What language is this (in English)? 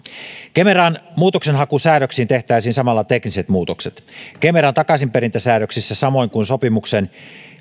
Finnish